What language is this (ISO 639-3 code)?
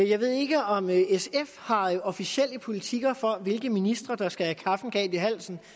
dan